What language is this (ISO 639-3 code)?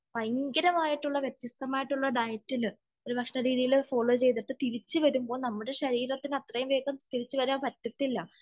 mal